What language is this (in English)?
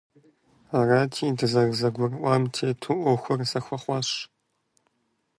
Kabardian